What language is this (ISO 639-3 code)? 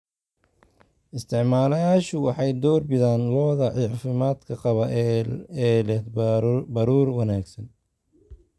som